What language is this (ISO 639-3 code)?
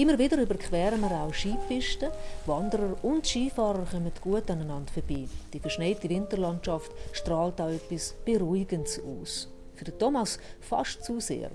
deu